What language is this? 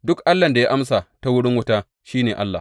Hausa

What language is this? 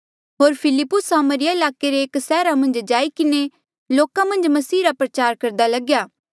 Mandeali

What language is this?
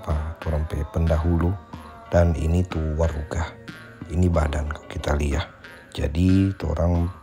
Indonesian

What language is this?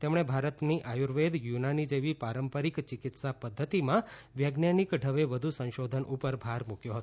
Gujarati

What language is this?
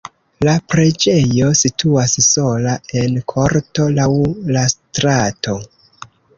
Esperanto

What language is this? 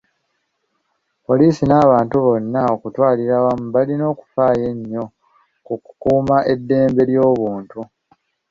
Ganda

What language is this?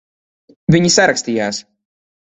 Latvian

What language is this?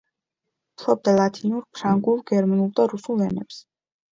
Georgian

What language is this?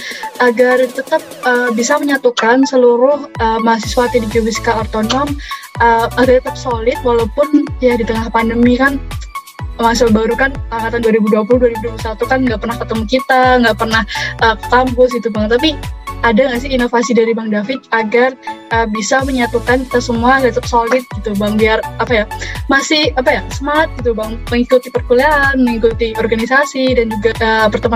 Indonesian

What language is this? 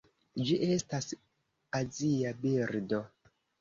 Esperanto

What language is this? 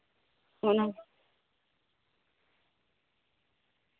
Santali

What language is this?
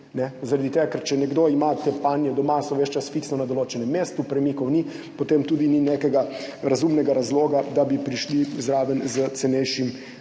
Slovenian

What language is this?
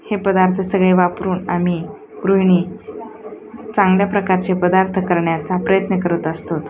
Marathi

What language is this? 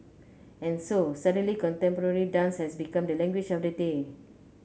English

